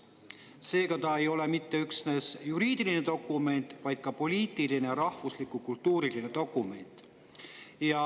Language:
Estonian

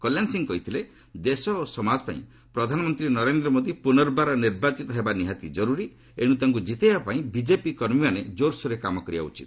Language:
Odia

